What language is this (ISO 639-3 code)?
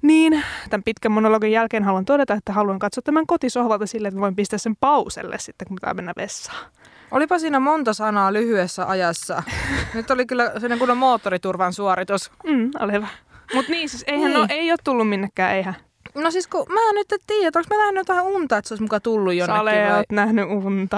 fin